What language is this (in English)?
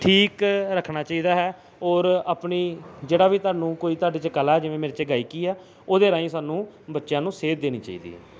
Punjabi